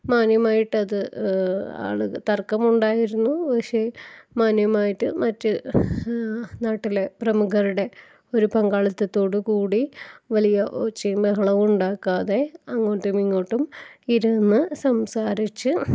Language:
Malayalam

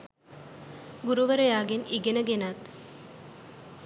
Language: Sinhala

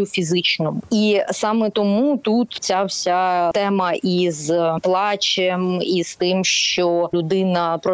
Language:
Ukrainian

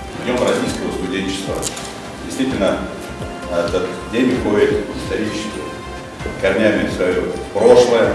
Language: Russian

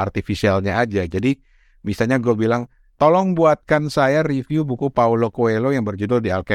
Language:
Indonesian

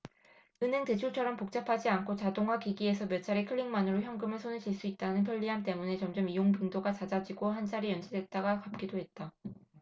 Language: Korean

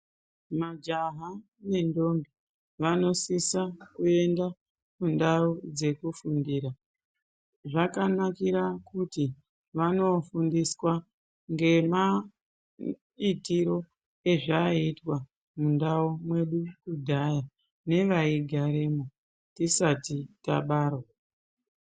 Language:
Ndau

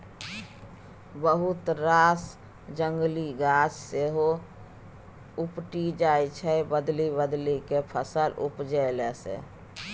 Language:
Maithili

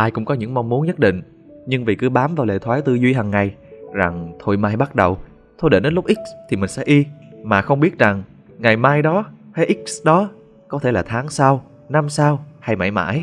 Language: Vietnamese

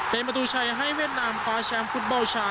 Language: Thai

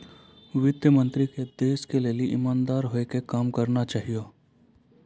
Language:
Maithili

